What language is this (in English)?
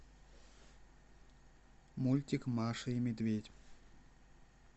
Russian